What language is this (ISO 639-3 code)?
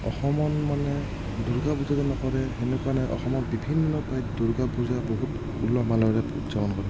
asm